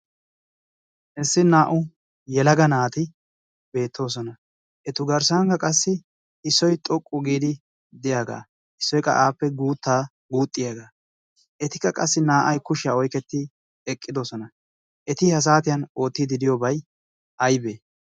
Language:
Wolaytta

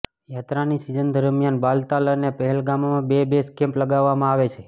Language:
Gujarati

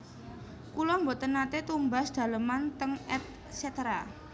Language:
Javanese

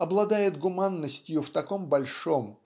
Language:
Russian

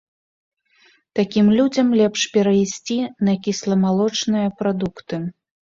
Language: Belarusian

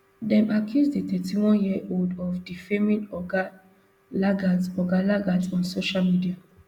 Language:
Nigerian Pidgin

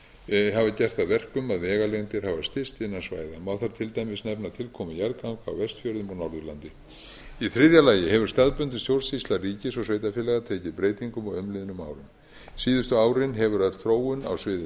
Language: Icelandic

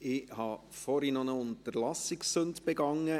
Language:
Swiss German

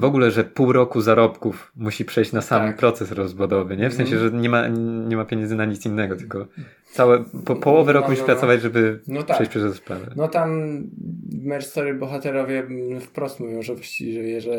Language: Polish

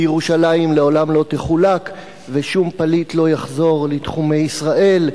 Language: Hebrew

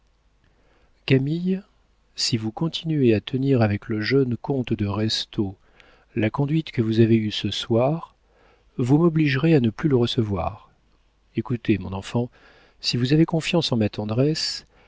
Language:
French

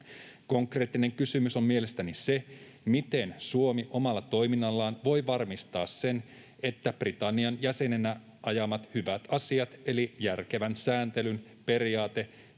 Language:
Finnish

